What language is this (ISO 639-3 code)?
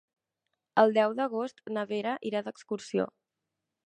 cat